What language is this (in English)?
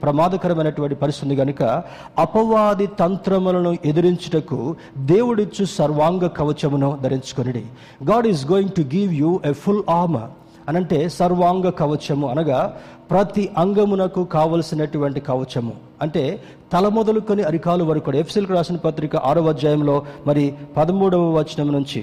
Telugu